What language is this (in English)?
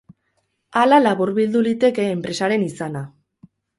Basque